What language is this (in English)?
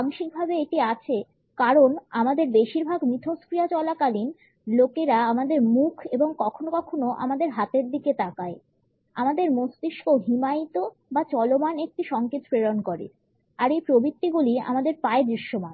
Bangla